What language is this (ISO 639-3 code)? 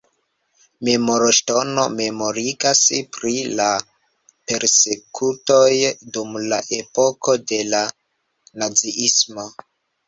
epo